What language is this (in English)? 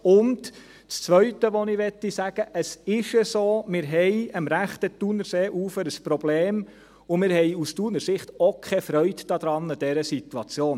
Swiss German